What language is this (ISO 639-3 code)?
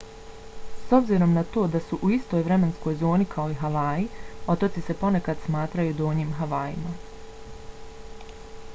bos